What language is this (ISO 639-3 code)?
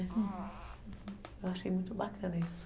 por